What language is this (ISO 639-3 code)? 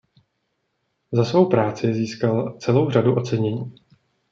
ces